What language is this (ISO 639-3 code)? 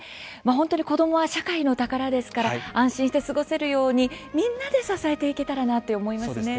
jpn